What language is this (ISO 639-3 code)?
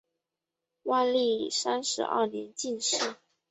zho